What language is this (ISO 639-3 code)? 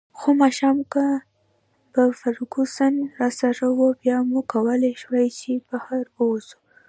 pus